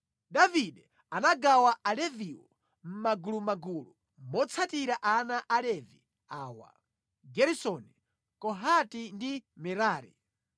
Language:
Nyanja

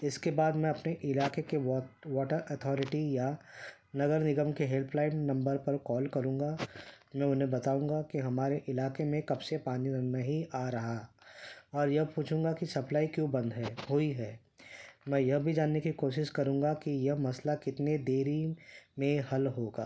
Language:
Urdu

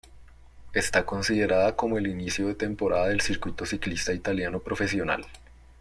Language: Spanish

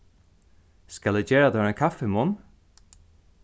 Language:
Faroese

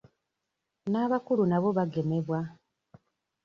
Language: Ganda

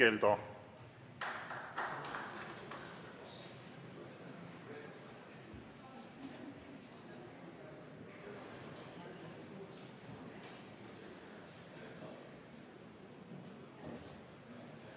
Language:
Estonian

